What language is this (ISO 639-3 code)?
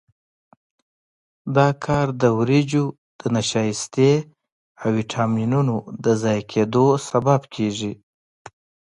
pus